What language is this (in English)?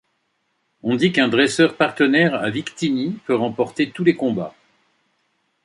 French